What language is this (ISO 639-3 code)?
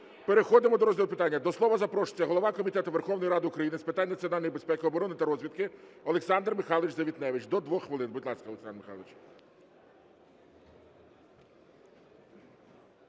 ukr